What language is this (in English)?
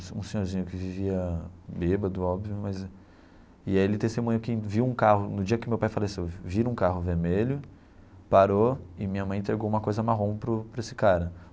Portuguese